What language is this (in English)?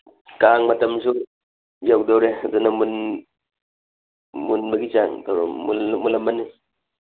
Manipuri